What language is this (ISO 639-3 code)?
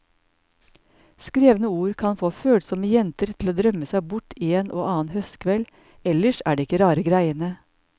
nor